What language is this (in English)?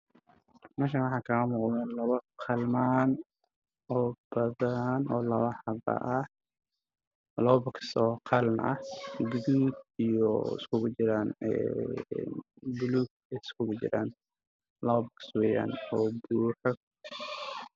Somali